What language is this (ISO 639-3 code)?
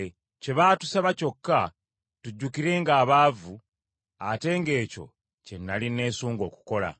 lug